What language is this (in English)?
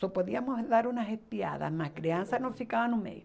Portuguese